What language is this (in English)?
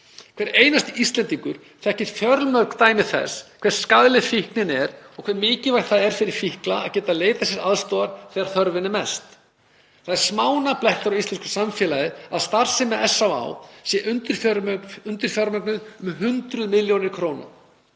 Icelandic